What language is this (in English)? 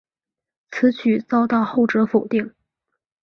Chinese